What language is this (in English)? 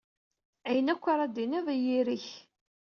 Kabyle